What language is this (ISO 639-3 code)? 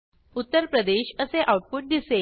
mar